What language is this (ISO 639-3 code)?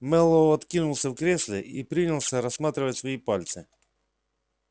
rus